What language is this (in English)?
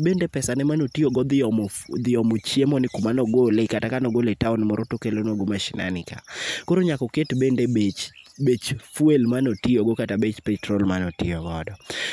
Luo (Kenya and Tanzania)